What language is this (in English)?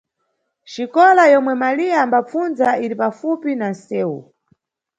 Nyungwe